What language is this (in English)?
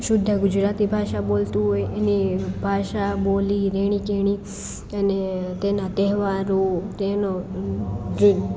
Gujarati